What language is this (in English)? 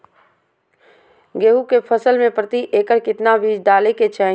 Magahi